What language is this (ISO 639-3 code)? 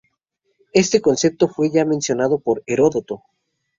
spa